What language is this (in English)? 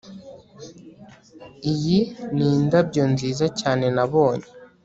Kinyarwanda